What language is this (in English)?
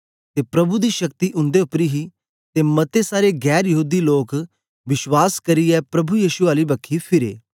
Dogri